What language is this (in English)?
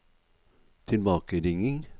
Norwegian